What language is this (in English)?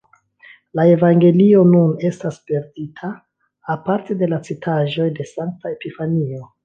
Esperanto